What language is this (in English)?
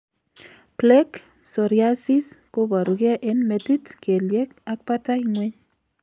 Kalenjin